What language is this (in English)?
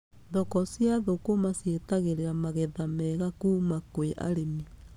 Kikuyu